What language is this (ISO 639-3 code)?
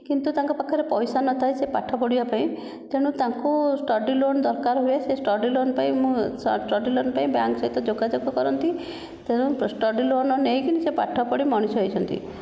ori